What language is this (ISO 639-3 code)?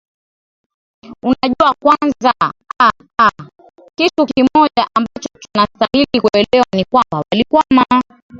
swa